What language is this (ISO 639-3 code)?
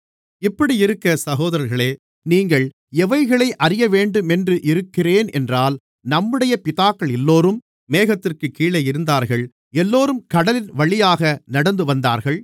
tam